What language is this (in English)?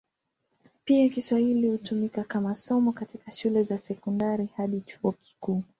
Swahili